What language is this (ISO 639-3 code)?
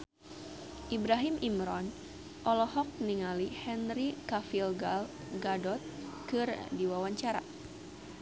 sun